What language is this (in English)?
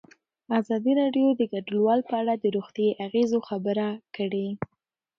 Pashto